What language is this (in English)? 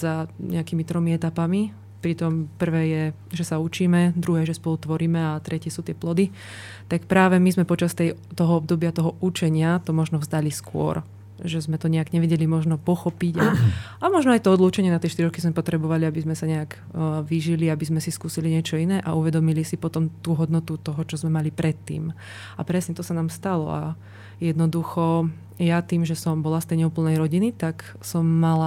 Slovak